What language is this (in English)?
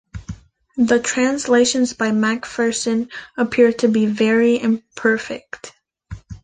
English